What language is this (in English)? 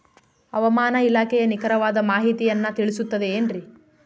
Kannada